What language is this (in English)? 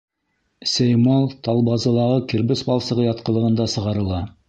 Bashkir